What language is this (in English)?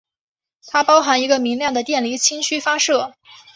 Chinese